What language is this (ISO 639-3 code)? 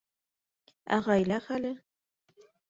bak